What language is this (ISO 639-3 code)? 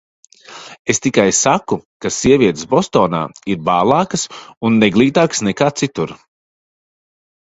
lav